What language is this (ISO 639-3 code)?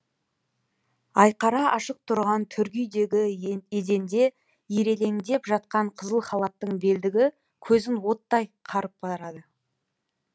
kaz